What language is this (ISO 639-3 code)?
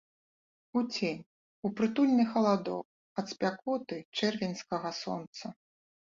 bel